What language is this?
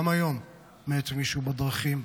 Hebrew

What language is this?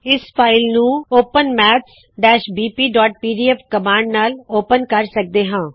Punjabi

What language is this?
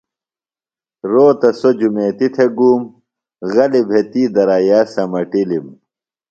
Phalura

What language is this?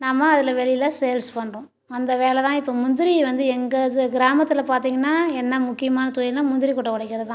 Tamil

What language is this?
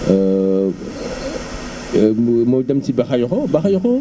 Wolof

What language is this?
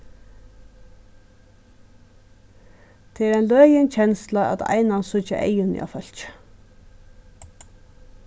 Faroese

